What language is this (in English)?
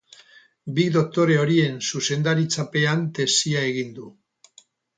Basque